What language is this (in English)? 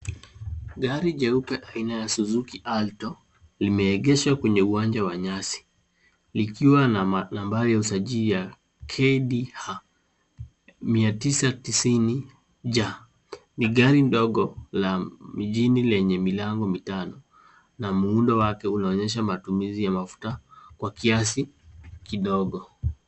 Swahili